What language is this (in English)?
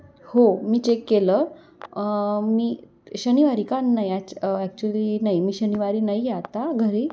Marathi